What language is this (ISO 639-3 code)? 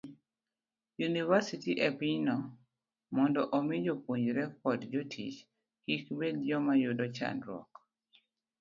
luo